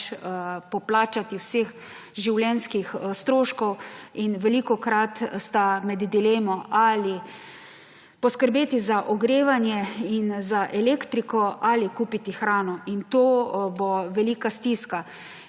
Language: Slovenian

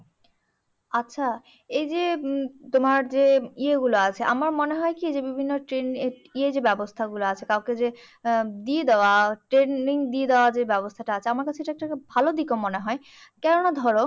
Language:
Bangla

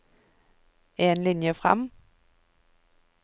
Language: Norwegian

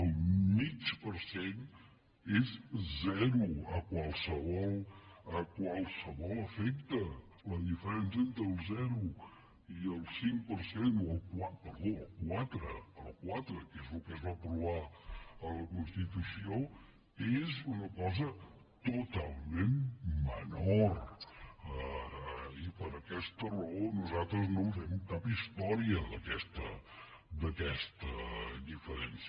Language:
Catalan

